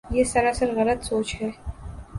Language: Urdu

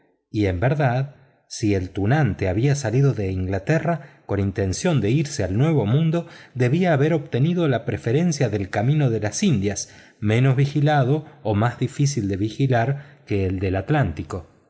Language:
Spanish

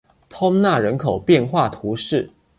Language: Chinese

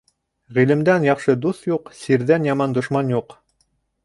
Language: Bashkir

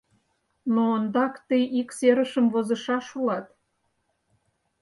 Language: Mari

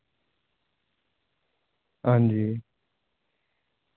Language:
Dogri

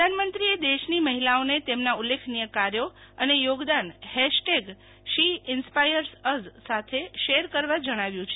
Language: Gujarati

